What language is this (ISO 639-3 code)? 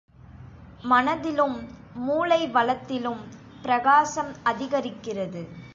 tam